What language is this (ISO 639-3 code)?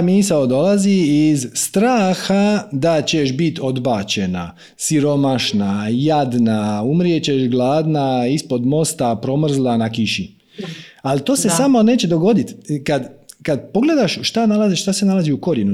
hrv